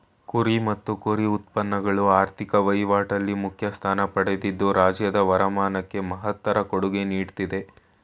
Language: Kannada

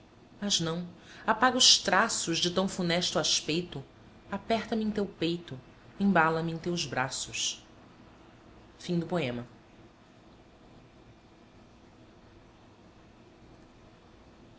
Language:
Portuguese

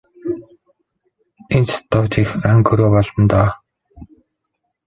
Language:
Mongolian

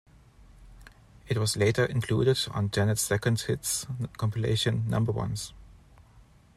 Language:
English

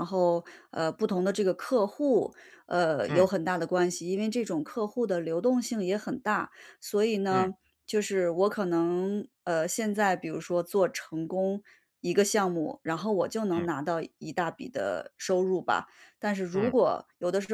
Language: Chinese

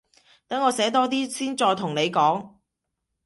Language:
Cantonese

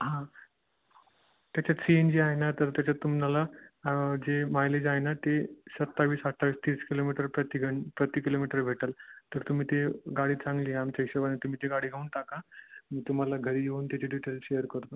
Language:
Marathi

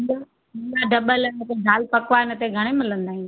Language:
Sindhi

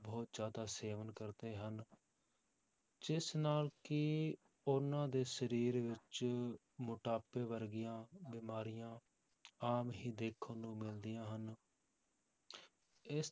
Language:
Punjabi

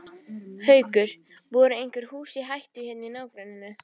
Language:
Icelandic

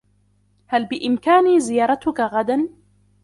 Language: Arabic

